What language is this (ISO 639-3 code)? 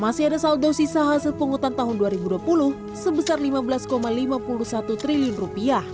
ind